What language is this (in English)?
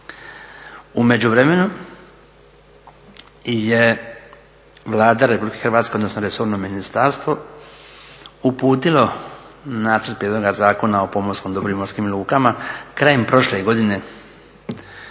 Croatian